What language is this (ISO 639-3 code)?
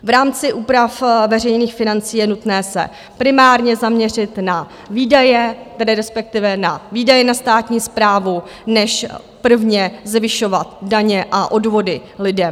ces